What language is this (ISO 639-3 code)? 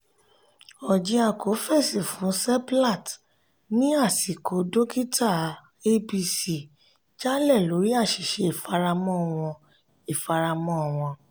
yor